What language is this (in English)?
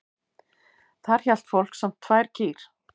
Icelandic